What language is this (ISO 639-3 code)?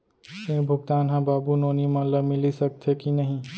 hne